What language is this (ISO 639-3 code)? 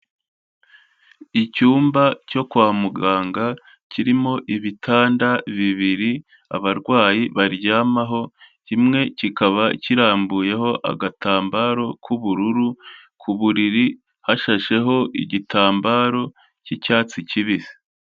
kin